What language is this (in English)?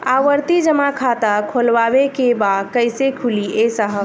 Bhojpuri